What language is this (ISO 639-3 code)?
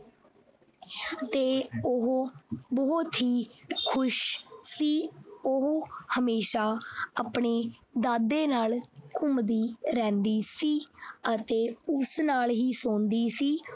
pan